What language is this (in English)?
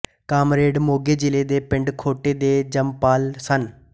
Punjabi